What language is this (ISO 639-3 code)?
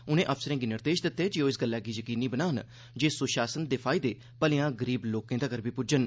doi